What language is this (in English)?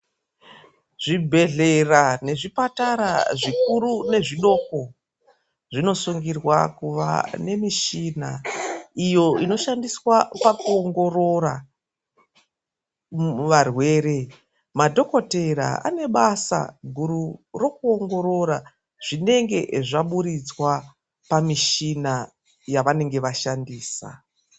Ndau